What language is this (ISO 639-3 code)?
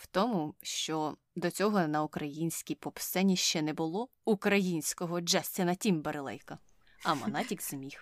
ukr